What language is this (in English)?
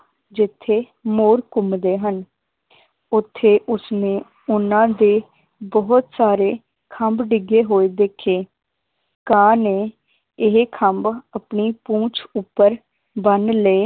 Punjabi